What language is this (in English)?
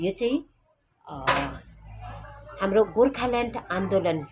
Nepali